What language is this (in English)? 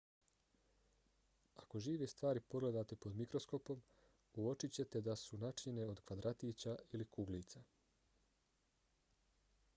Bosnian